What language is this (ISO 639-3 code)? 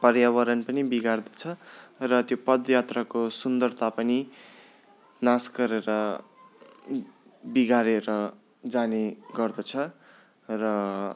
nep